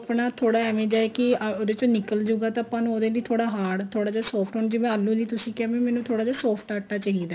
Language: Punjabi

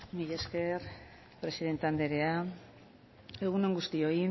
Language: Basque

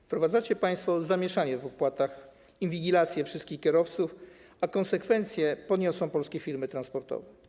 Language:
Polish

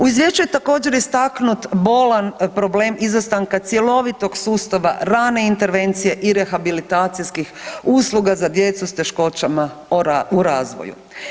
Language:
Croatian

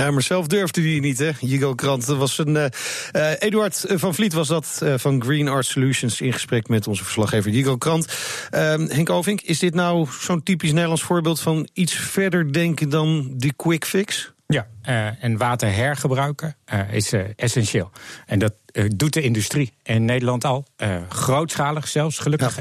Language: Dutch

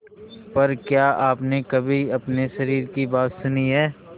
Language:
Hindi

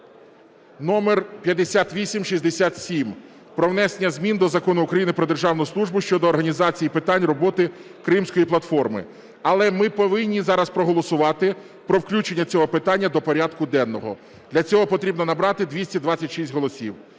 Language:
Ukrainian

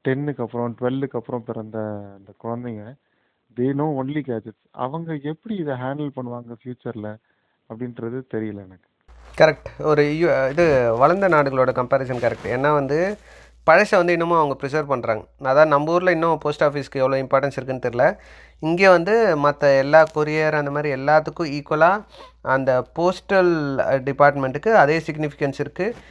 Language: Tamil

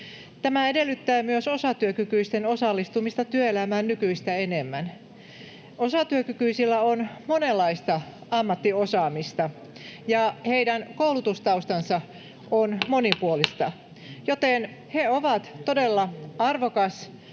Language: Finnish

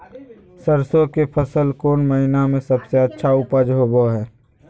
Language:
Magahi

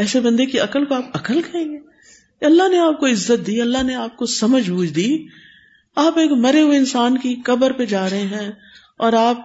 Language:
Urdu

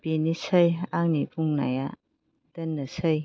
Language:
Bodo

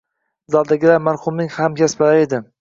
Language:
Uzbek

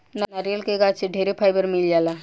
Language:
Bhojpuri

